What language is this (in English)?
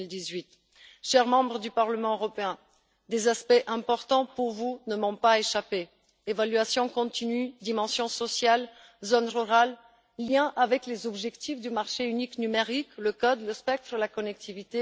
French